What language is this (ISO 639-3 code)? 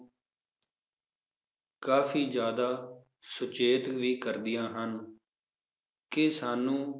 pan